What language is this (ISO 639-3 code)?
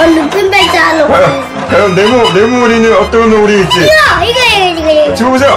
kor